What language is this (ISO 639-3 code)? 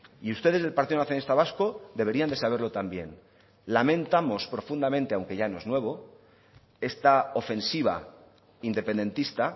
spa